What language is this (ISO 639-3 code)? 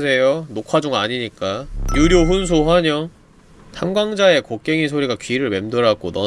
kor